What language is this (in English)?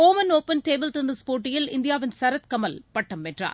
Tamil